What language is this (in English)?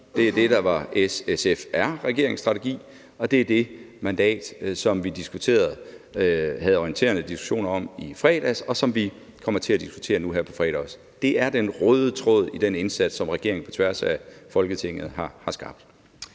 Danish